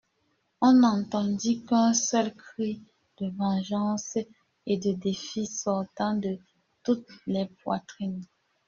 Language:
French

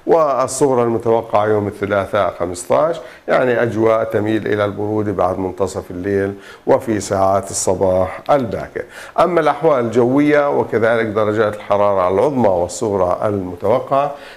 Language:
Arabic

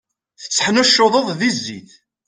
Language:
Kabyle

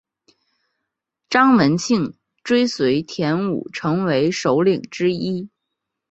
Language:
Chinese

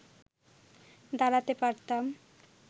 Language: Bangla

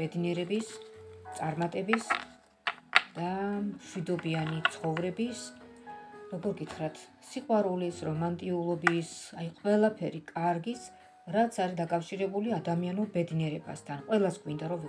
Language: Romanian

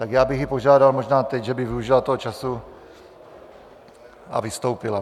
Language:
Czech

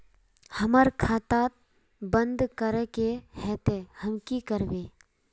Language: Magahi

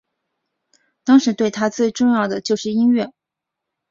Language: Chinese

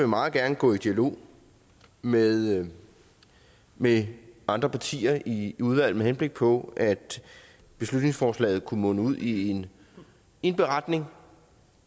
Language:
Danish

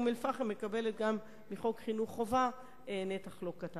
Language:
Hebrew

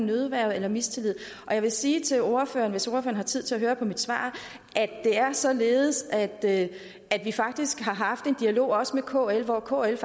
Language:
Danish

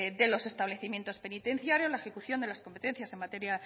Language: Spanish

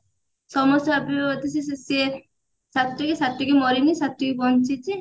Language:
Odia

